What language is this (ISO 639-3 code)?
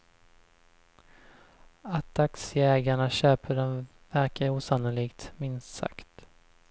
swe